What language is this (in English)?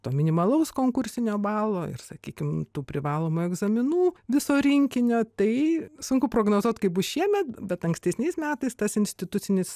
Lithuanian